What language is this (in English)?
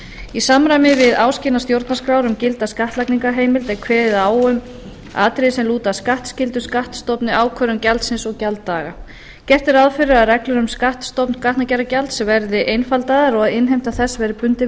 Icelandic